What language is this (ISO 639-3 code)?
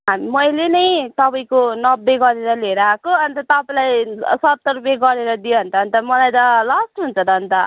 nep